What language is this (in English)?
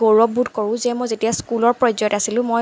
Assamese